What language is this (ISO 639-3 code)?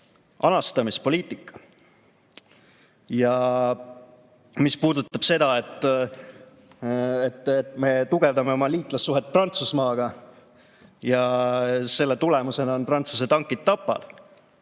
est